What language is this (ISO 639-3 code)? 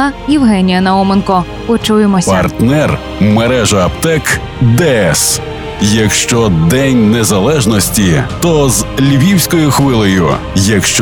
ukr